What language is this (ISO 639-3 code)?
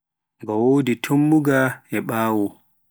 fuf